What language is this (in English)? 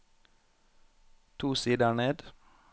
Norwegian